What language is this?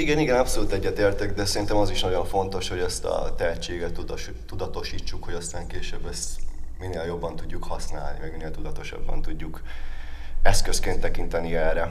Hungarian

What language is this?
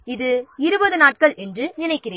Tamil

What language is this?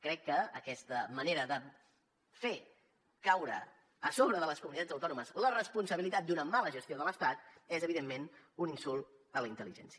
Catalan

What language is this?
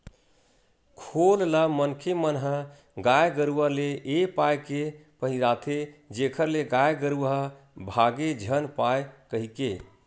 Chhattisgarhi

